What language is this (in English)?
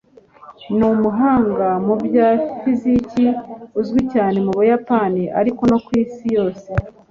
Kinyarwanda